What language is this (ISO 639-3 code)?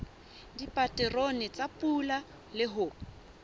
sot